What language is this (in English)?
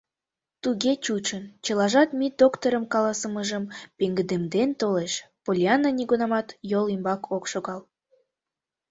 Mari